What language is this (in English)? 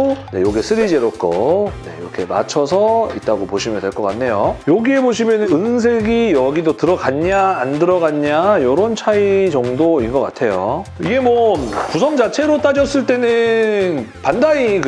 Korean